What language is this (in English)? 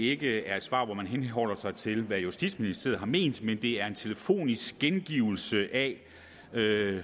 Danish